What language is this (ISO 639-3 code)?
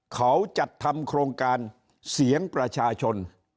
tha